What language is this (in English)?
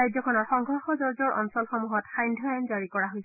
Assamese